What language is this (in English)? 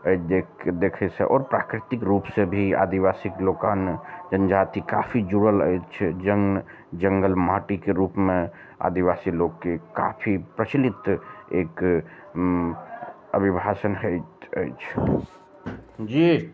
Maithili